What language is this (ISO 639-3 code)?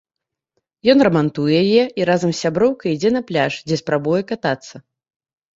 bel